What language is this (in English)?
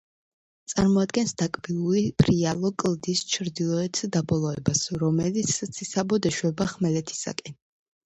Georgian